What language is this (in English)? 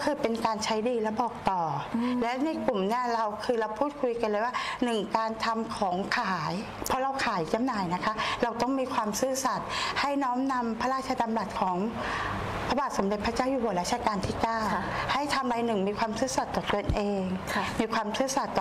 Thai